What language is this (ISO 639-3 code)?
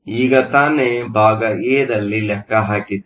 kan